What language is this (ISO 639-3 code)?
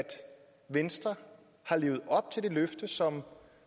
dan